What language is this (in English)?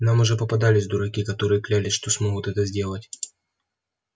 Russian